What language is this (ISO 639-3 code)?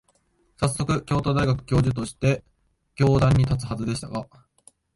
jpn